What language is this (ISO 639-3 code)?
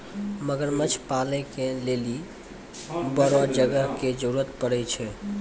mai